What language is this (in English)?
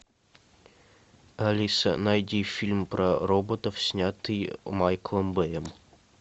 Russian